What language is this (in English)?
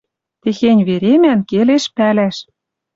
Western Mari